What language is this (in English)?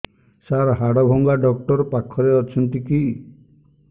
Odia